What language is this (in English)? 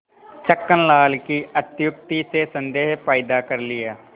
Hindi